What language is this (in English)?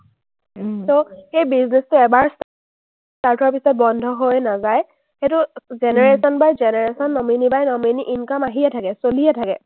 Assamese